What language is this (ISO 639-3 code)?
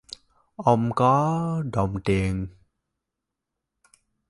vie